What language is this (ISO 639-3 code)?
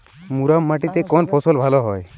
ben